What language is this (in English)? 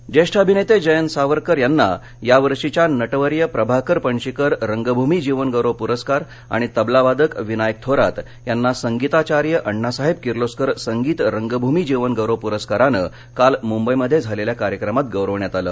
Marathi